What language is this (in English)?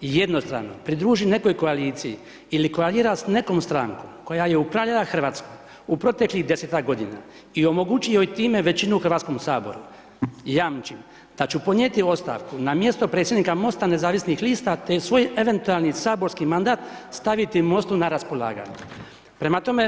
Croatian